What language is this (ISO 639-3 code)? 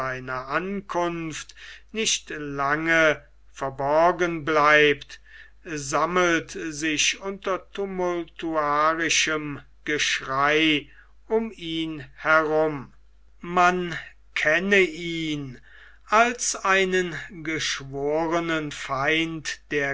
deu